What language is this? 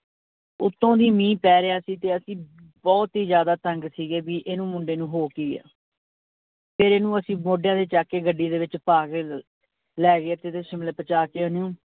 Punjabi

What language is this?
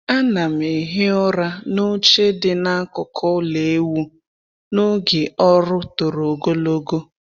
Igbo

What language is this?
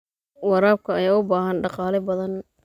Somali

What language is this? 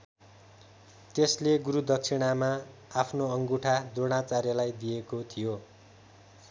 Nepali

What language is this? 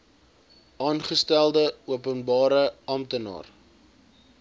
Afrikaans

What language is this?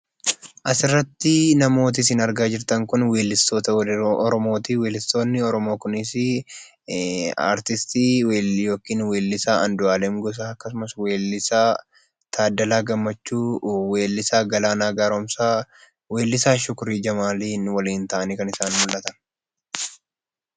Oromo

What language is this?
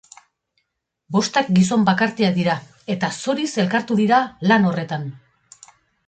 Basque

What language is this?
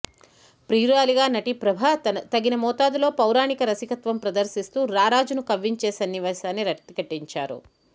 Telugu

